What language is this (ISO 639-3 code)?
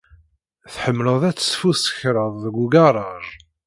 kab